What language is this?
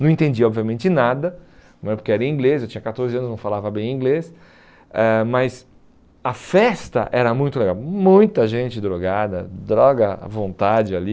Portuguese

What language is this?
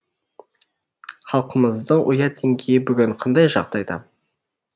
Kazakh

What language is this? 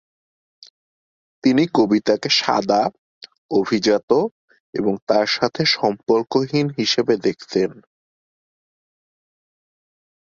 Bangla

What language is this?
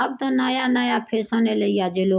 Maithili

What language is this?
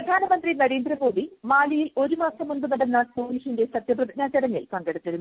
Malayalam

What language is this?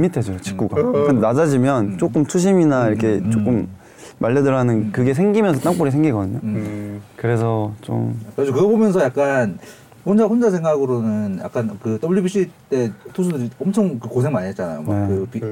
Korean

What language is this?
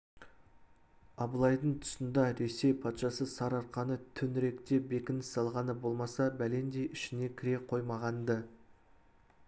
Kazakh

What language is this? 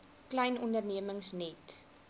Afrikaans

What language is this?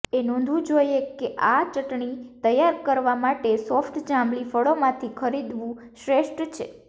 Gujarati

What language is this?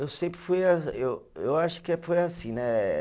Portuguese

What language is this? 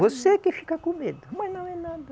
Portuguese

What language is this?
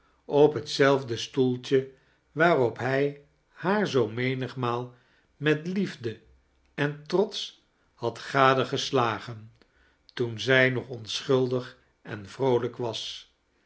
Dutch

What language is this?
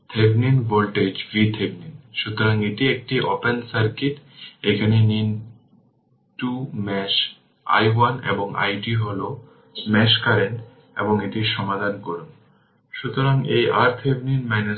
Bangla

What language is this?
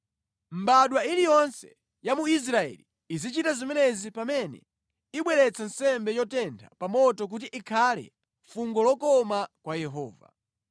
Nyanja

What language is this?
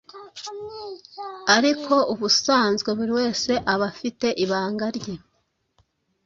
Kinyarwanda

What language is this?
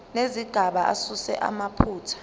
Zulu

